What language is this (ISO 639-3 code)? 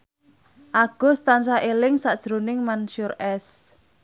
jav